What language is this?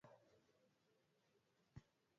Swahili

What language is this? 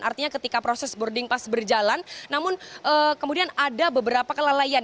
Indonesian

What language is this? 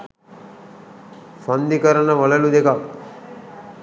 Sinhala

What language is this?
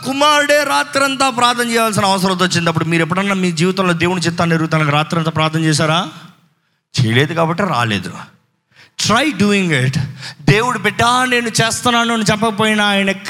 Telugu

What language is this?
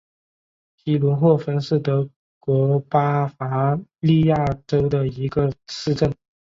Chinese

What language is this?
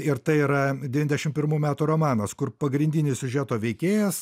Lithuanian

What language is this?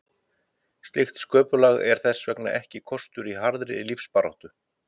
Icelandic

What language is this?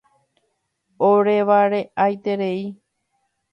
Guarani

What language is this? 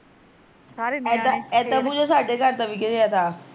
Punjabi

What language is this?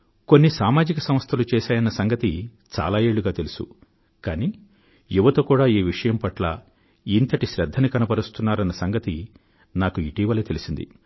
Telugu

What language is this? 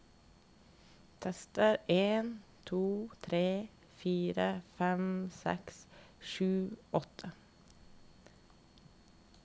Norwegian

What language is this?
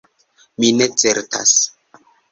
Esperanto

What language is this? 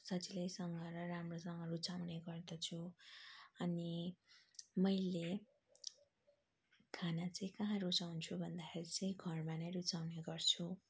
Nepali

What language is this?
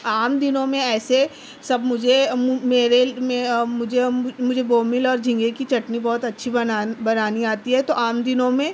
Urdu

